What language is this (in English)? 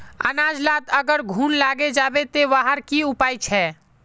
Magahi